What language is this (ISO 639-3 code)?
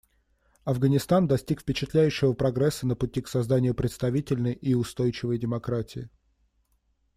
rus